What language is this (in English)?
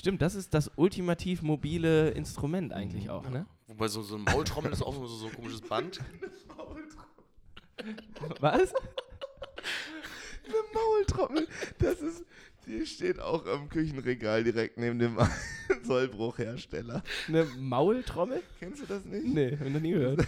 German